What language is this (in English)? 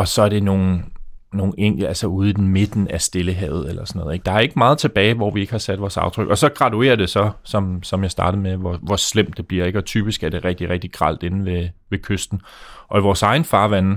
Danish